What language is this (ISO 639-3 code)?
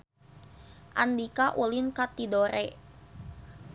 sun